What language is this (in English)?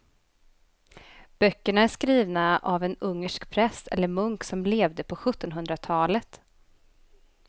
Swedish